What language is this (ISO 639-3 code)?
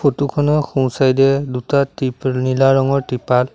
asm